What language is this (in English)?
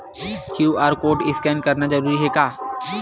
Chhattisgarhi